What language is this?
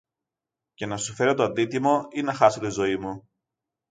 Greek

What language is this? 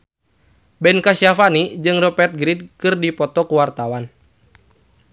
Sundanese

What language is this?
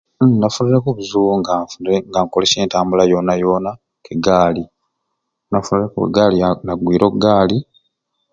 Ruuli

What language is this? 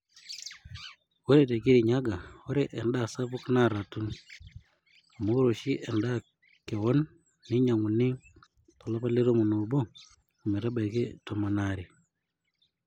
Masai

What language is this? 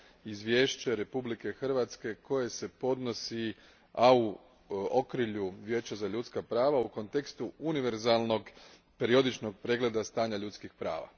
Croatian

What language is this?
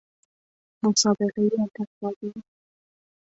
Persian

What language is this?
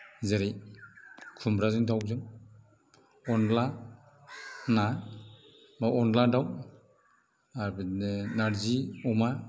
Bodo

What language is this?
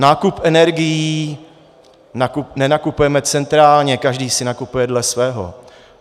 Czech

